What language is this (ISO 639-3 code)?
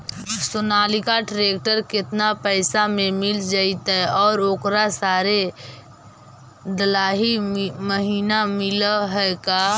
mag